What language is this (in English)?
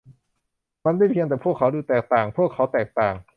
Thai